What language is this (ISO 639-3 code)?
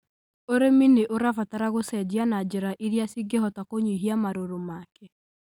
kik